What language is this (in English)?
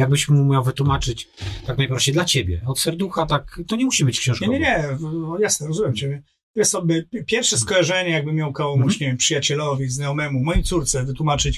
Polish